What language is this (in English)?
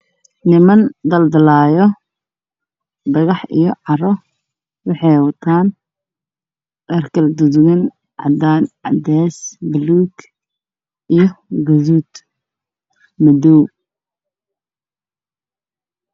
Somali